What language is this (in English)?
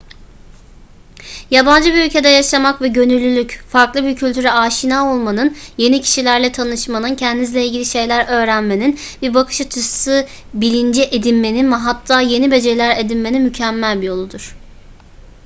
Turkish